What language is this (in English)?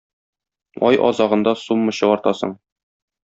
Tatar